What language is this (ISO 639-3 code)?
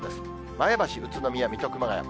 jpn